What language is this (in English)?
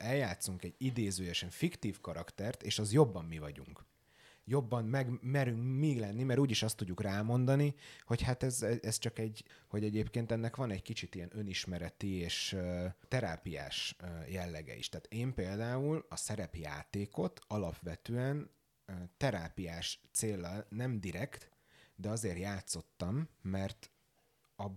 Hungarian